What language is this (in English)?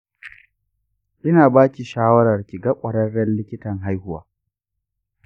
Hausa